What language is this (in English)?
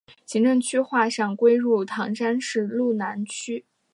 Chinese